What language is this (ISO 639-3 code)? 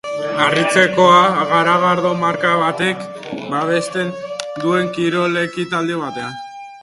eus